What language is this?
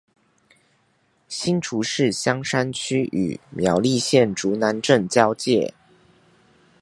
Chinese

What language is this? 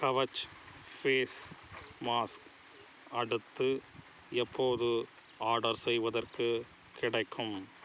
Tamil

